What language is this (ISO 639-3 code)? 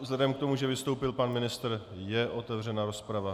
ces